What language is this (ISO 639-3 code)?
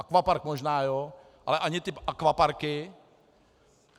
ces